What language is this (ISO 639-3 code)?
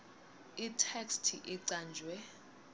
ssw